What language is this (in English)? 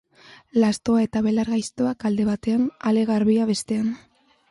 Basque